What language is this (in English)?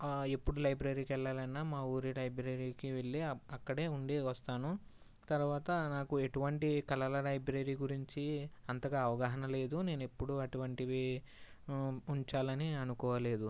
Telugu